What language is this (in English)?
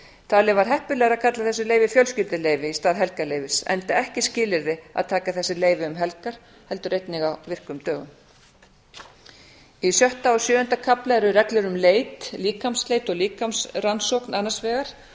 Icelandic